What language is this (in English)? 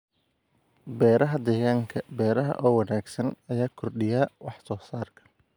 Somali